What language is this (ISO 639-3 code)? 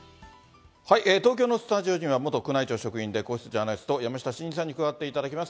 jpn